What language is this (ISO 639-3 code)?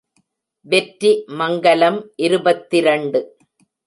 tam